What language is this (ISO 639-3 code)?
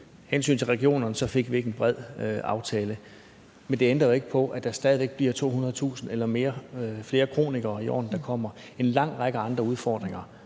dan